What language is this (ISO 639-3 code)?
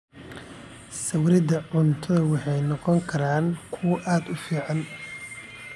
som